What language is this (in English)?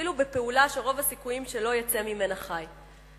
Hebrew